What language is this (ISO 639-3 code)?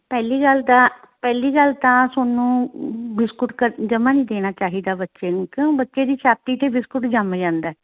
pan